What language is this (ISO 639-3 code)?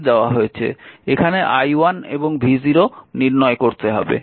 ben